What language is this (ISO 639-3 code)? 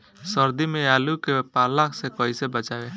bho